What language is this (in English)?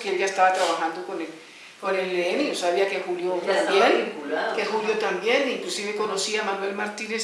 Spanish